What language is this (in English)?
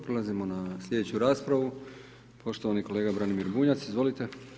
Croatian